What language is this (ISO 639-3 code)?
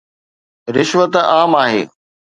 snd